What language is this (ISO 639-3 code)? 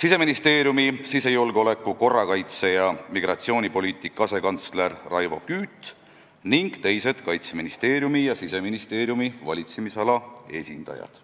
est